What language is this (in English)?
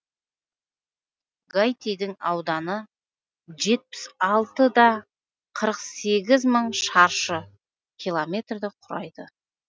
Kazakh